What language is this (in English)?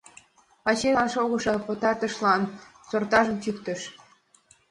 Mari